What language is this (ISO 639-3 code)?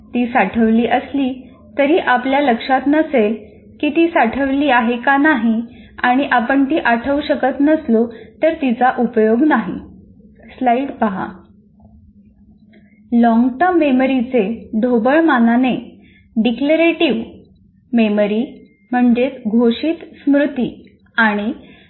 mar